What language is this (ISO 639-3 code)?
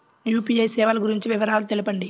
tel